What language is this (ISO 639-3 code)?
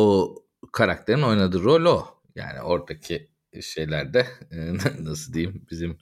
tur